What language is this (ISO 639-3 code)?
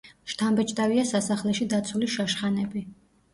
kat